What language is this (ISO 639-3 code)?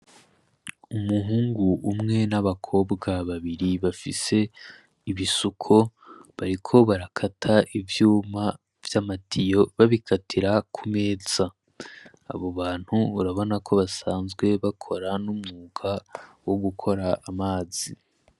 run